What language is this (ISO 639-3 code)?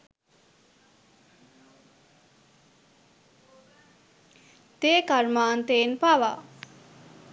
sin